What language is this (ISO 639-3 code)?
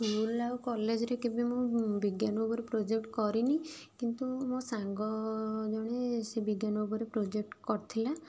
ori